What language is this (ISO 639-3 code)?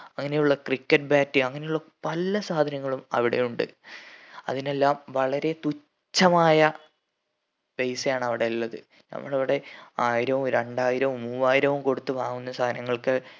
mal